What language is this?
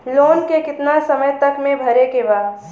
Bhojpuri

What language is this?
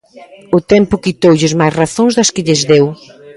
Galician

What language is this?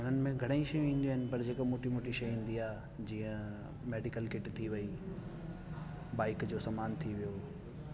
Sindhi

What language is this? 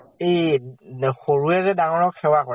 Assamese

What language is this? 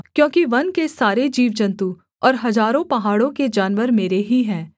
Hindi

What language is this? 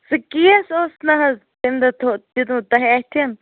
Kashmiri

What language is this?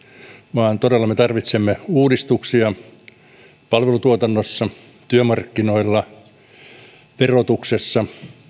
Finnish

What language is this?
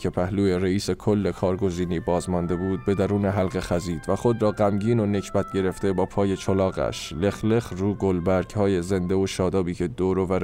Persian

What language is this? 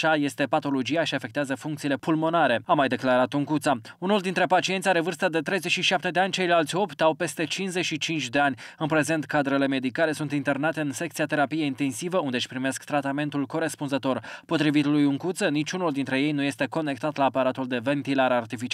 Romanian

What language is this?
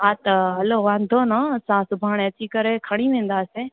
Sindhi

